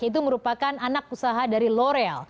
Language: Indonesian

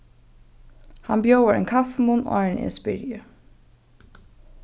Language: Faroese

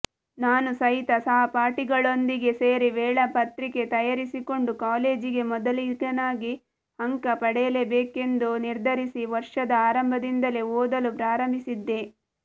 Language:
Kannada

